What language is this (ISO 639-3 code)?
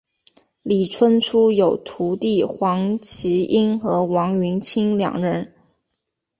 zho